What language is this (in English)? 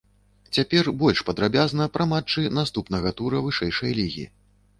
Belarusian